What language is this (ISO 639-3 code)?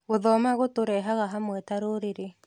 kik